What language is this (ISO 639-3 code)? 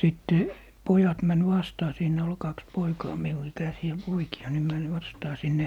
fin